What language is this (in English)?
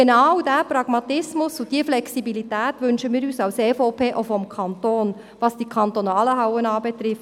Swiss German